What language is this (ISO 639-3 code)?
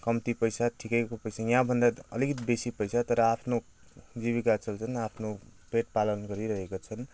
nep